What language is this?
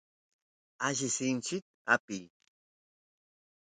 Santiago del Estero Quichua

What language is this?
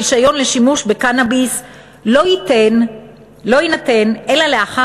Hebrew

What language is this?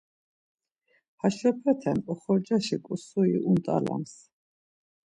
Laz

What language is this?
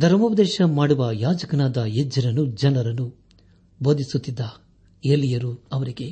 Kannada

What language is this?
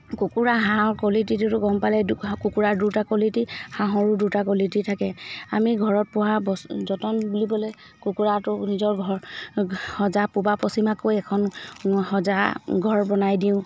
Assamese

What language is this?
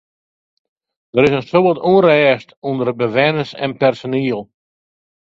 Western Frisian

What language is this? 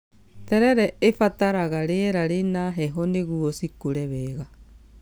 Kikuyu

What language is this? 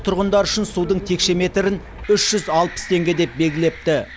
Kazakh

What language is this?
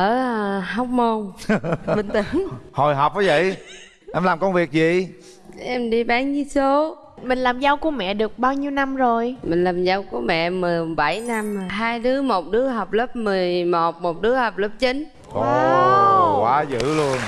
Vietnamese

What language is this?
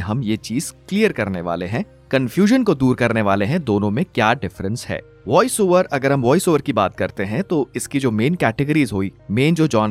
Hindi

